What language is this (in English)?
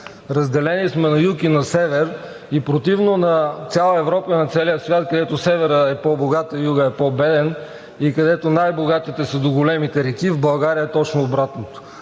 Bulgarian